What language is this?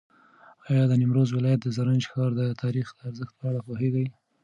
Pashto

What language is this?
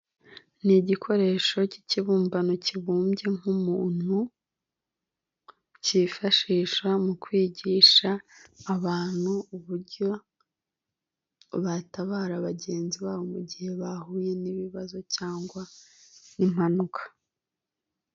Kinyarwanda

